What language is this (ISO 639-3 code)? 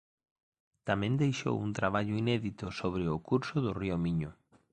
glg